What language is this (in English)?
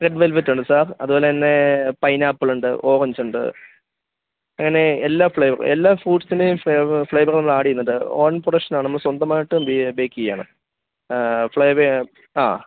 Malayalam